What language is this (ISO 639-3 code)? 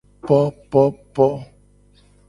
gej